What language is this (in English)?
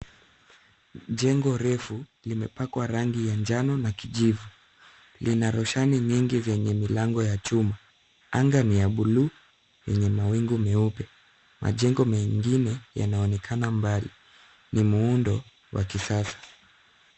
Swahili